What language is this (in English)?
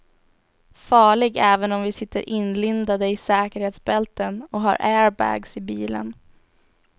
Swedish